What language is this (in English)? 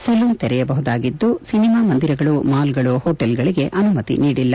Kannada